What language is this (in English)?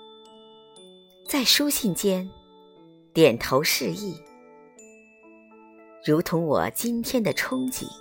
Chinese